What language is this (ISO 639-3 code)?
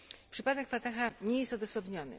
pol